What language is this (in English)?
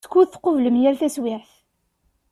Kabyle